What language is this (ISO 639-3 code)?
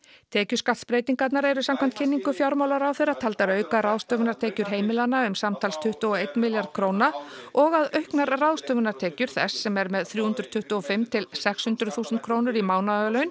isl